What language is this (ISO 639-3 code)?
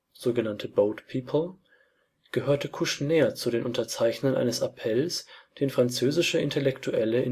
deu